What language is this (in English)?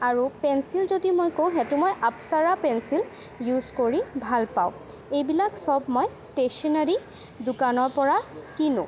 Assamese